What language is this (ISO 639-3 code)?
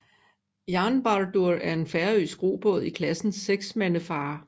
dan